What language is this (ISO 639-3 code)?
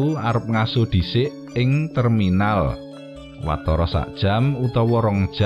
ind